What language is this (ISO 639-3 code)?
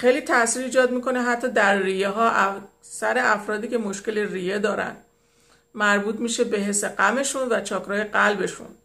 fas